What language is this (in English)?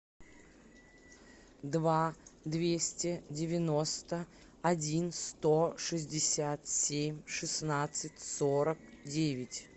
Russian